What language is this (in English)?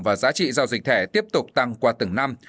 Vietnamese